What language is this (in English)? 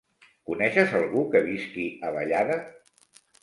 Catalan